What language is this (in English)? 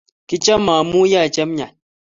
Kalenjin